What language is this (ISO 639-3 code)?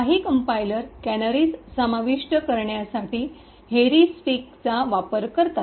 mar